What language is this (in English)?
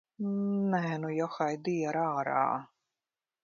Latvian